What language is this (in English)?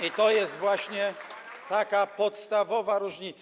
Polish